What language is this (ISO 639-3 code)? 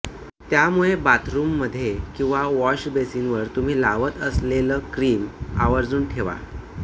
mar